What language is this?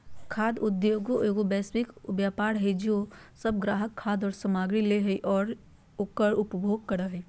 Magahi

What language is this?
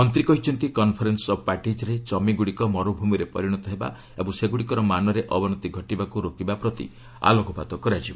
Odia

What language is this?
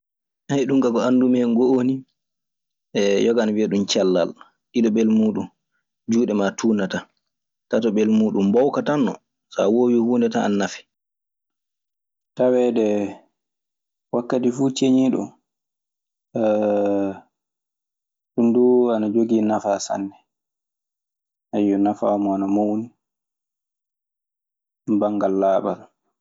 Maasina Fulfulde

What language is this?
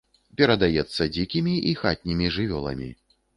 Belarusian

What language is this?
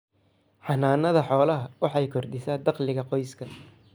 Somali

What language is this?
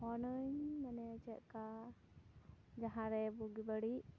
Santali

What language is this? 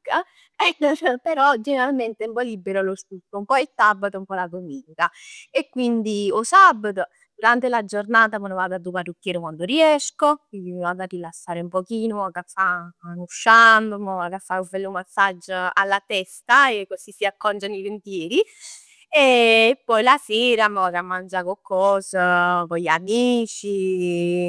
Neapolitan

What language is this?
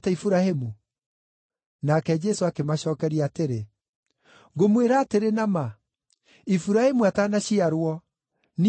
Kikuyu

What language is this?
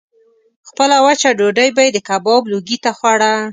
Pashto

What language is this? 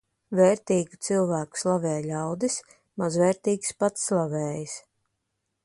Latvian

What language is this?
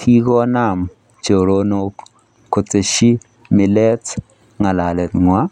Kalenjin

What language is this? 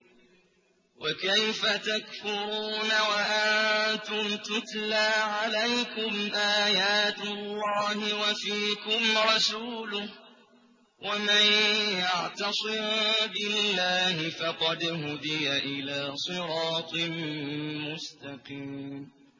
Arabic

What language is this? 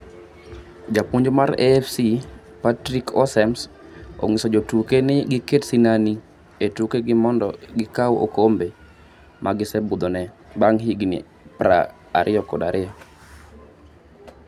Luo (Kenya and Tanzania)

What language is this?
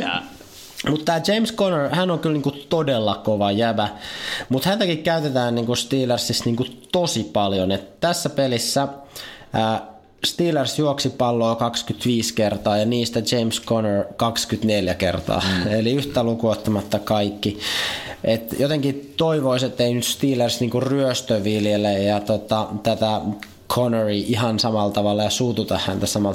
Finnish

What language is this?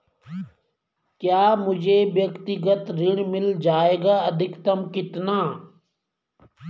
Hindi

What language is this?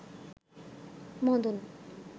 Bangla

